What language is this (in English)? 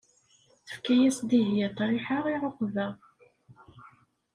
Kabyle